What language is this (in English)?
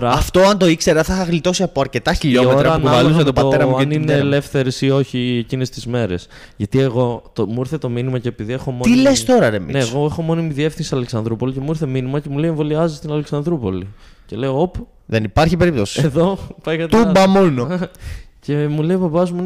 Greek